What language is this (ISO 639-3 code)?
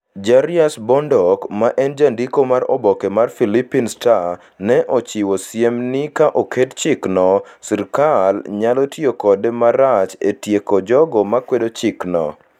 luo